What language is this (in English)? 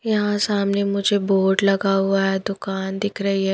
Hindi